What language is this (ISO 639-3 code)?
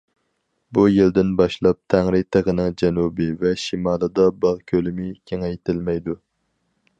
uig